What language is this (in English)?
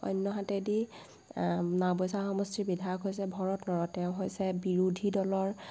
Assamese